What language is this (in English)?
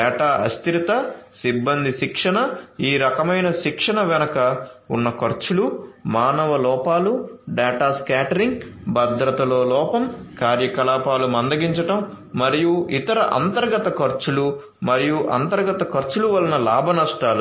Telugu